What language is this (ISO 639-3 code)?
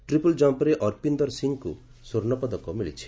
ori